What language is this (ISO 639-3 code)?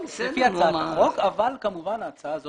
heb